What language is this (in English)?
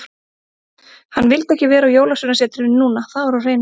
Icelandic